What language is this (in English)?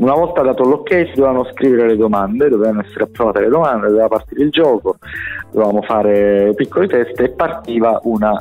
Italian